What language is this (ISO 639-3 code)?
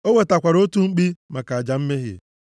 ibo